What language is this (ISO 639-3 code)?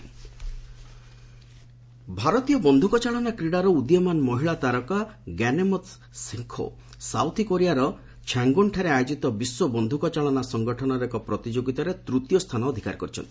ori